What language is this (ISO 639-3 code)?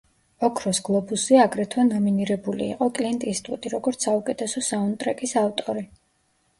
kat